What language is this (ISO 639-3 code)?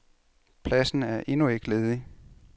dan